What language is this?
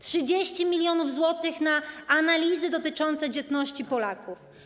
Polish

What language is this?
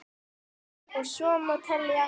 Icelandic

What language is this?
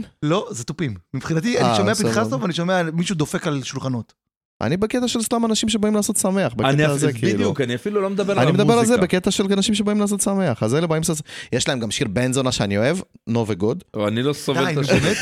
Hebrew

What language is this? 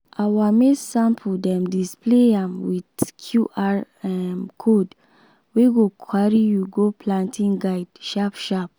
Nigerian Pidgin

